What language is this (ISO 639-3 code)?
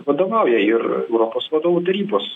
lit